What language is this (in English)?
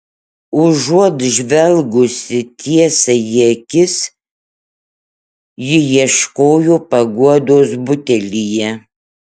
Lithuanian